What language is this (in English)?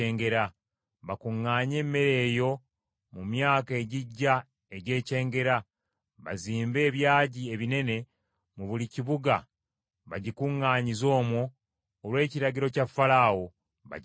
Ganda